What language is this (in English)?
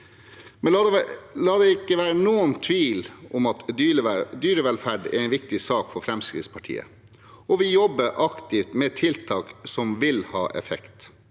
Norwegian